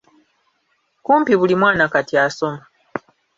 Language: Ganda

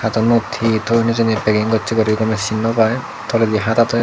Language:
Chakma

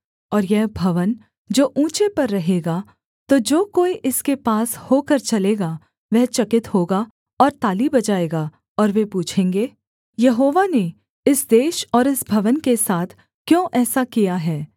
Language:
Hindi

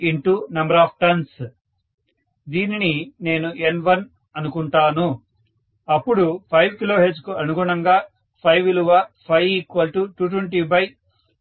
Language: Telugu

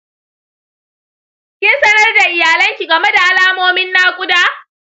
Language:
Hausa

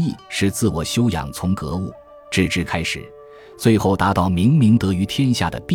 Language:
Chinese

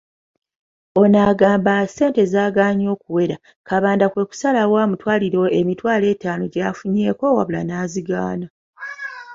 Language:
Ganda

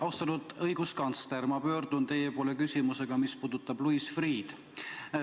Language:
Estonian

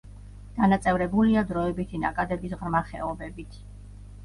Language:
Georgian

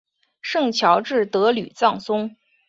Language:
Chinese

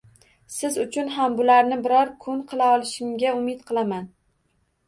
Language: Uzbek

